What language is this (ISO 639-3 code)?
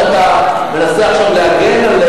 heb